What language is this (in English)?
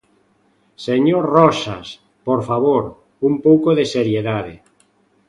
Galician